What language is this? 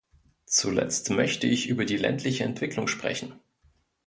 German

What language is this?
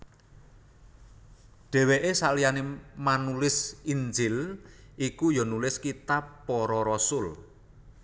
Javanese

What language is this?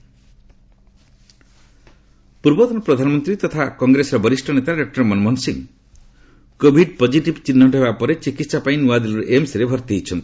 Odia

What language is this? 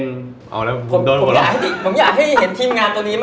Thai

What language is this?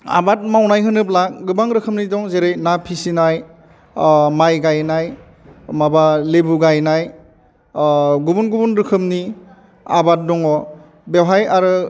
Bodo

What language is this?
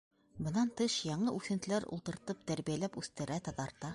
Bashkir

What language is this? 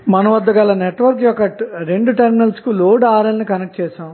Telugu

